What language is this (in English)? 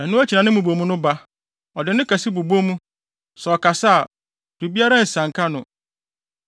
Akan